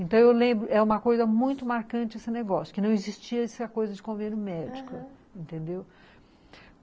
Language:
Portuguese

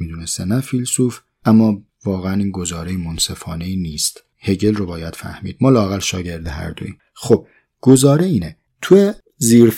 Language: Persian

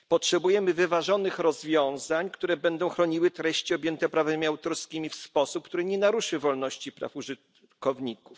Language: Polish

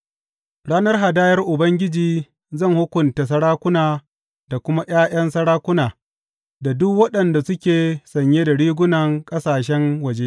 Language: Hausa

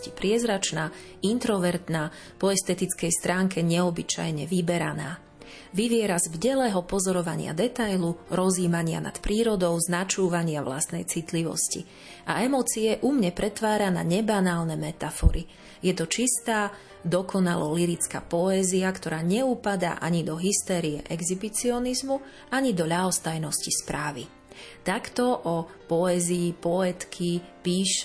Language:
Slovak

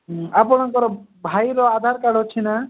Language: Odia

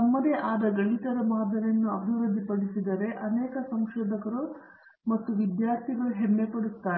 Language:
Kannada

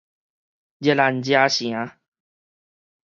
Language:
Min Nan Chinese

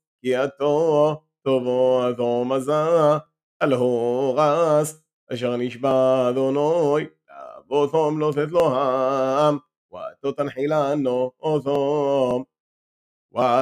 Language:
Hebrew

